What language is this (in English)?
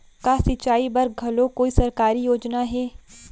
Chhattisgarhi